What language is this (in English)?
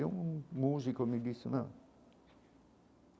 Portuguese